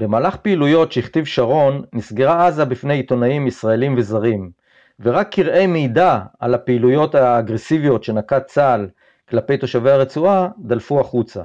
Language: Hebrew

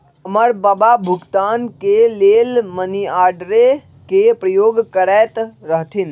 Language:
Magahi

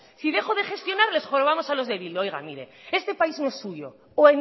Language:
Spanish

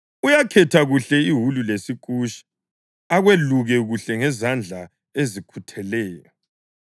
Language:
North Ndebele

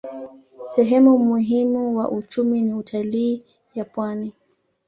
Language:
Swahili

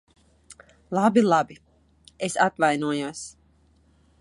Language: Latvian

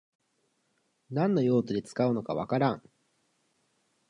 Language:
Japanese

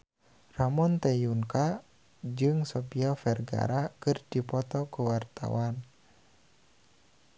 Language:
Sundanese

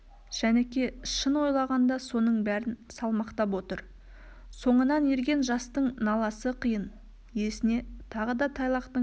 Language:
Kazakh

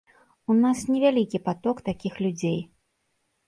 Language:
Belarusian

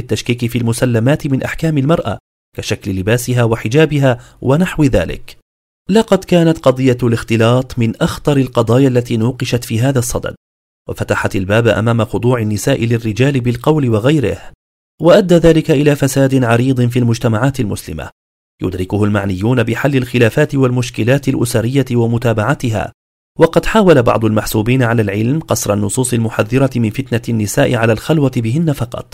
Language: Arabic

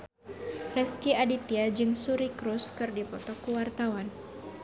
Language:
Sundanese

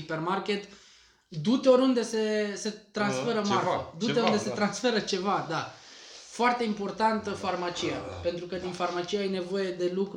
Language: Romanian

